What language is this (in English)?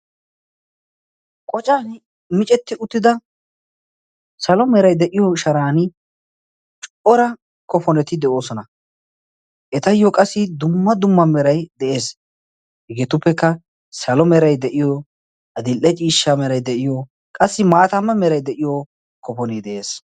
Wolaytta